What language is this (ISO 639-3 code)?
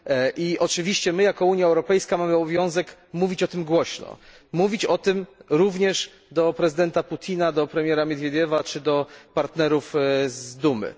pol